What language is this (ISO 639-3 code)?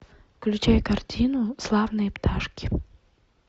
rus